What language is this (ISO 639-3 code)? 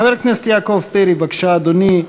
heb